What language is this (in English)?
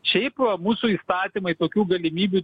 Lithuanian